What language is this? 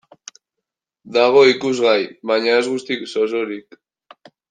Basque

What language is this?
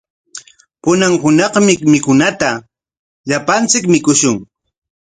Corongo Ancash Quechua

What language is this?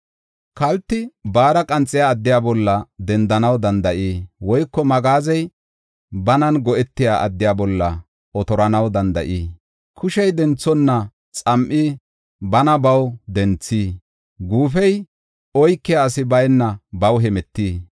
Gofa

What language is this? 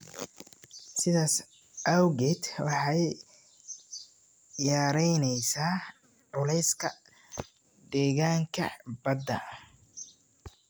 Somali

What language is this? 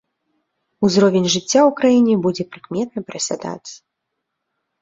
Belarusian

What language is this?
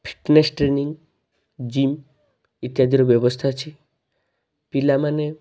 Odia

